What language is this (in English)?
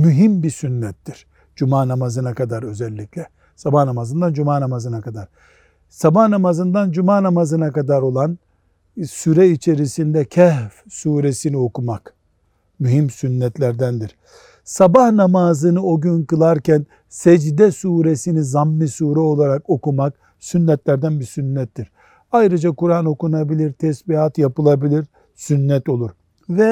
Turkish